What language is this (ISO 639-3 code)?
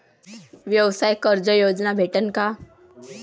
mar